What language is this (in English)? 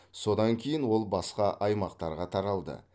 Kazakh